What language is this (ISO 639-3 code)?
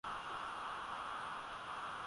swa